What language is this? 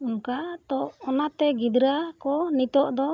Santali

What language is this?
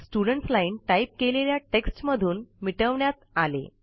Marathi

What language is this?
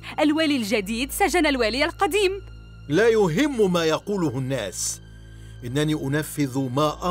Arabic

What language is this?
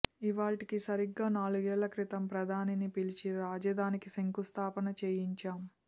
Telugu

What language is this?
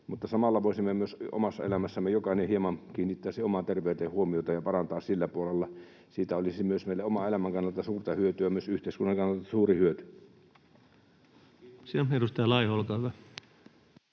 Finnish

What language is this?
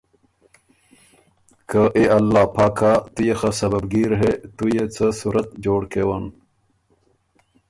Ormuri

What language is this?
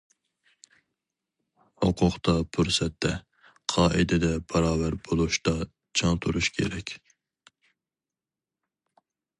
Uyghur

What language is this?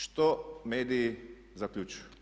Croatian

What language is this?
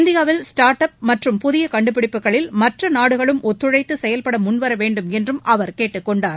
Tamil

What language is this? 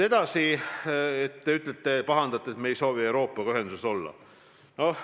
Estonian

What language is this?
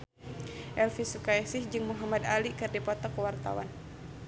Sundanese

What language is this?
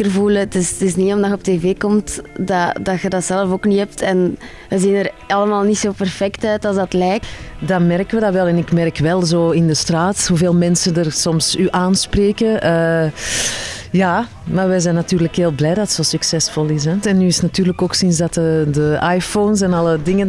Dutch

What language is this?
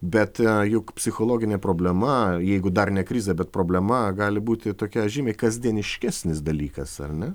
Lithuanian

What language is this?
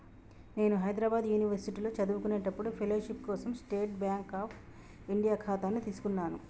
Telugu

